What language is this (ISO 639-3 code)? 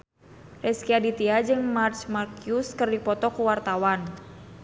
sun